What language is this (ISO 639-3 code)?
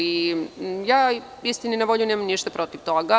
srp